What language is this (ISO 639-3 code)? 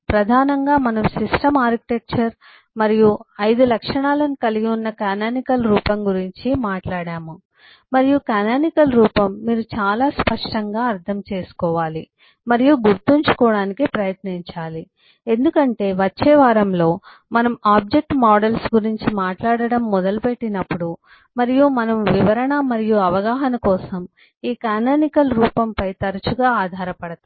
tel